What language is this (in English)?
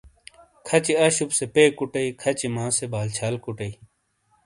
Shina